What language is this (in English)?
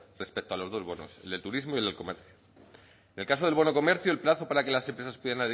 Spanish